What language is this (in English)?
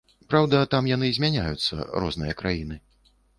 Belarusian